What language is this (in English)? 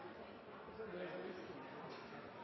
Norwegian Nynorsk